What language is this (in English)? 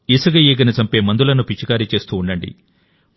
Telugu